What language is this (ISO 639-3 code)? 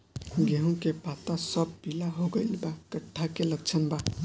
bho